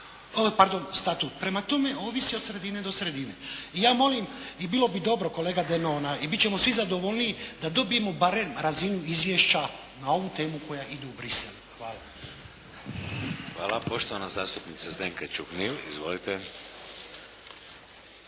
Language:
Croatian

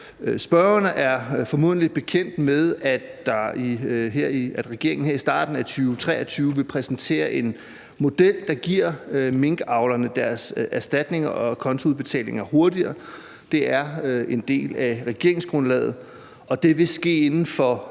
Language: Danish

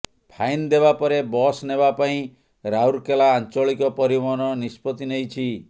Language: Odia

